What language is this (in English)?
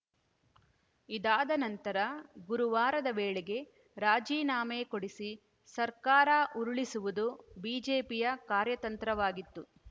Kannada